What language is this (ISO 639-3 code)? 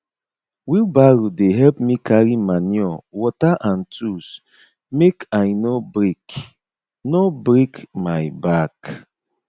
pcm